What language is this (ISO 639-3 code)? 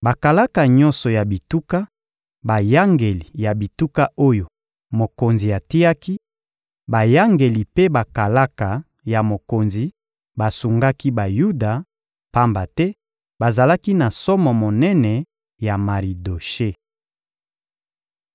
lin